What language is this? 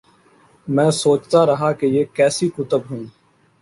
Urdu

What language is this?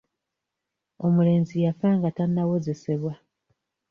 Ganda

